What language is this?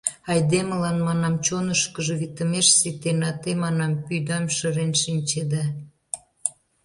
Mari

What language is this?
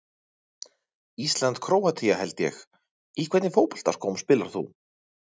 Icelandic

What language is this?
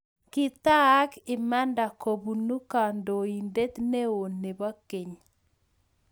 Kalenjin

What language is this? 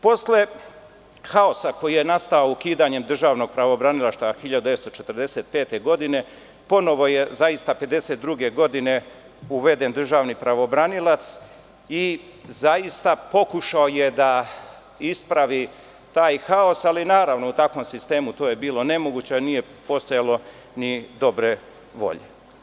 Serbian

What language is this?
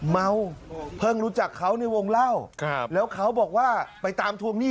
Thai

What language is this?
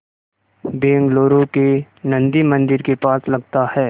Hindi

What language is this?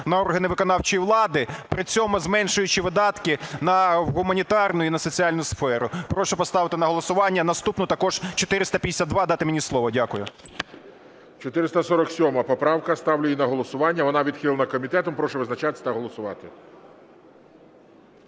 Ukrainian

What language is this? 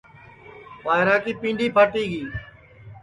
Sansi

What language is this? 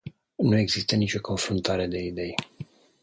Romanian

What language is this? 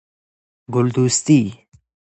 Persian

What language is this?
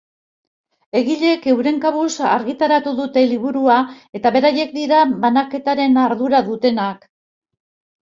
Basque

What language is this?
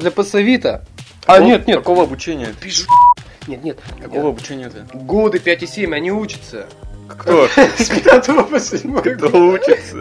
Russian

